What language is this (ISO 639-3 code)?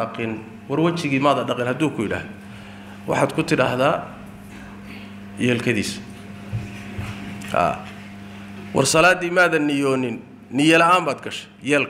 ara